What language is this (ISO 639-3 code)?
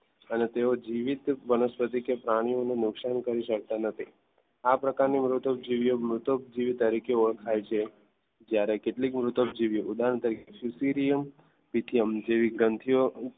guj